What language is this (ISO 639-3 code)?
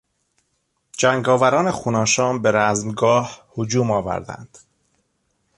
fas